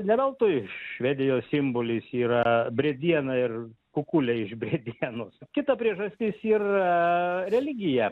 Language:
Lithuanian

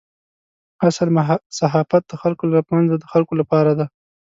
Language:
Pashto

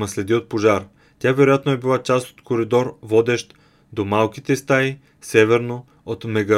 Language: Bulgarian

